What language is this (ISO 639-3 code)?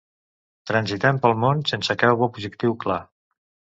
cat